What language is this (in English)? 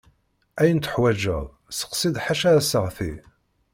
Kabyle